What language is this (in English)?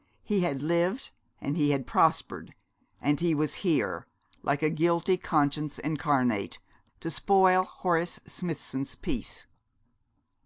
English